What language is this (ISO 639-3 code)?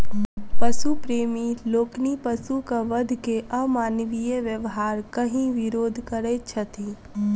mai